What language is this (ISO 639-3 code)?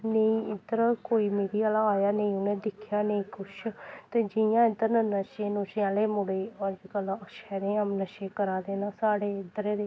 doi